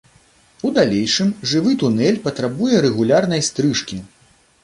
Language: Belarusian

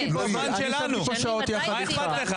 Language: Hebrew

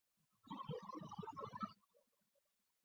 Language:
Chinese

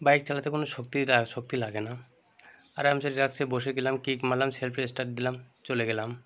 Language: Bangla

